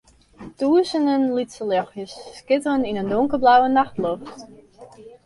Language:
Western Frisian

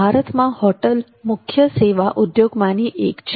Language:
Gujarati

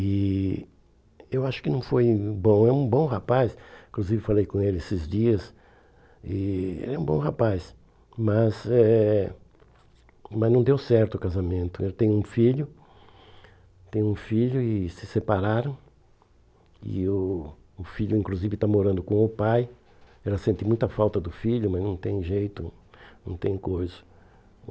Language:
Portuguese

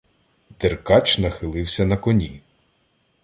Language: Ukrainian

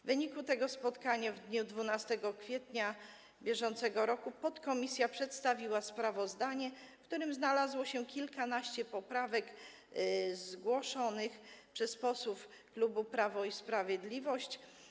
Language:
Polish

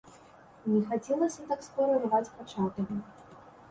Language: Belarusian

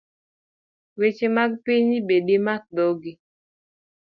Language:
Luo (Kenya and Tanzania)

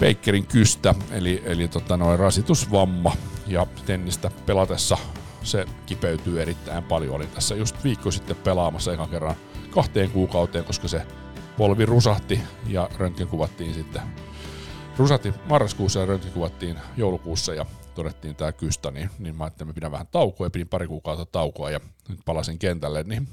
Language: Finnish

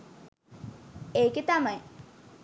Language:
Sinhala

